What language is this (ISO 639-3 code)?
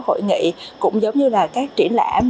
vie